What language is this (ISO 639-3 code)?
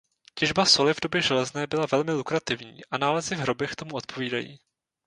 ces